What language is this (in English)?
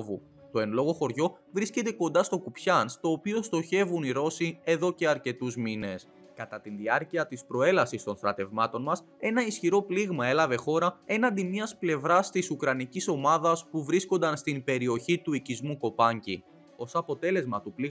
Greek